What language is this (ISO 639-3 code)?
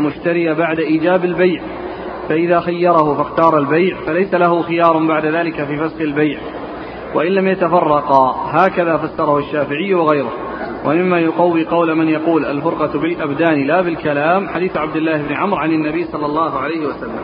ara